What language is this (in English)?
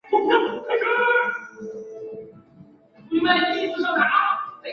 Chinese